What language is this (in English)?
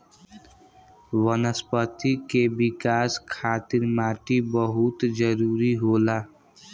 Bhojpuri